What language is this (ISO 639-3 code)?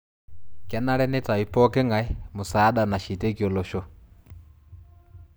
mas